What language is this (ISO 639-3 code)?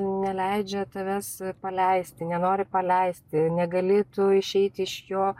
lit